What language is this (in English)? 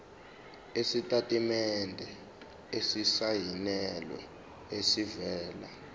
Zulu